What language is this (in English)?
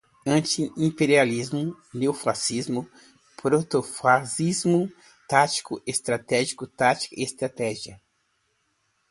Portuguese